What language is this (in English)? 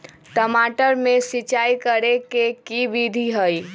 Magahi